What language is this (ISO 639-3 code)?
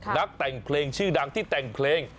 tha